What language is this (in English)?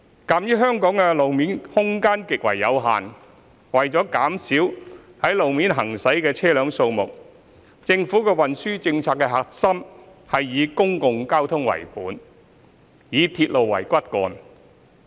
Cantonese